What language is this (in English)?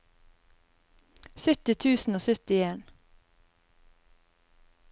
Norwegian